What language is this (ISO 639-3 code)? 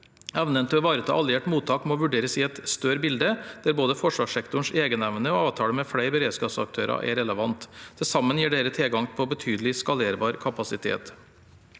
nor